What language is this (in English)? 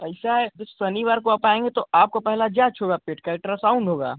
Hindi